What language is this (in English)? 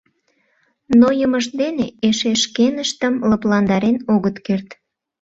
Mari